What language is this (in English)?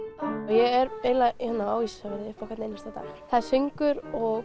Icelandic